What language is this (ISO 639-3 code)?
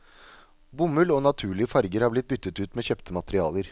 nor